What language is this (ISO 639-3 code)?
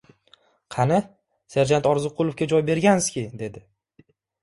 uzb